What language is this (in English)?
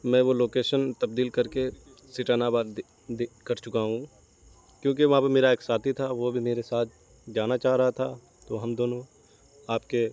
Urdu